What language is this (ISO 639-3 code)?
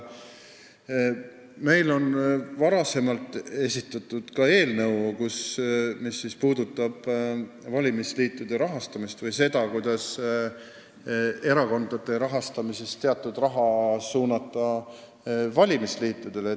est